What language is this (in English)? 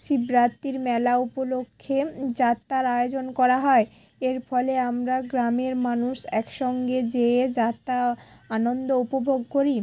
Bangla